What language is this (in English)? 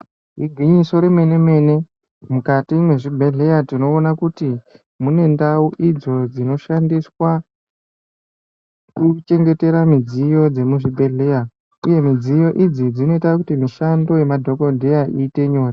Ndau